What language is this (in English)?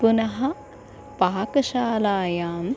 Sanskrit